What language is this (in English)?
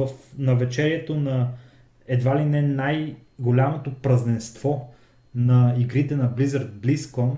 Bulgarian